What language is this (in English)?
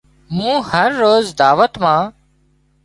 Wadiyara Koli